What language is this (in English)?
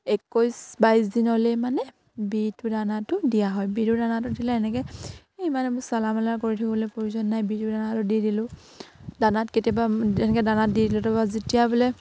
Assamese